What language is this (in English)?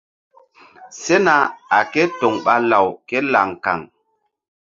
Mbum